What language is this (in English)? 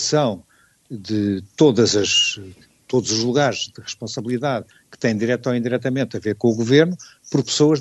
Portuguese